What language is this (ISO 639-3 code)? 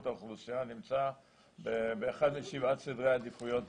heb